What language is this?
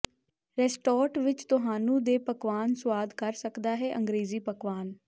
Punjabi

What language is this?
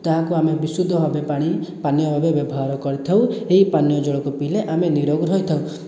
Odia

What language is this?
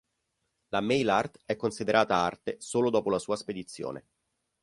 Italian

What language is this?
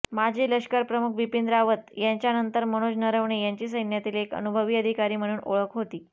Marathi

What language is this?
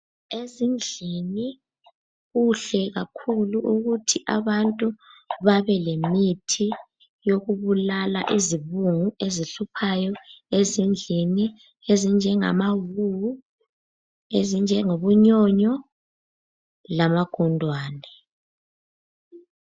North Ndebele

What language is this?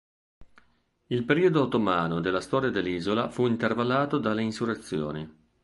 Italian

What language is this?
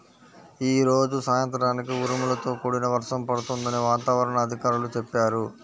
Telugu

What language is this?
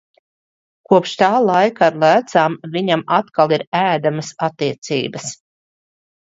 Latvian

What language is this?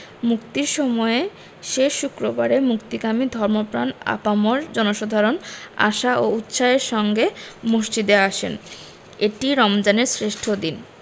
Bangla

